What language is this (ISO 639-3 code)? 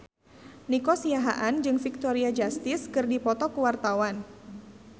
sun